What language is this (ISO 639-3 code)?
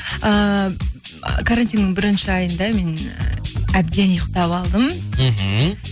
kaz